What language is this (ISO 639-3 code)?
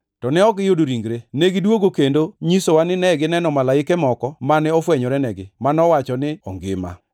luo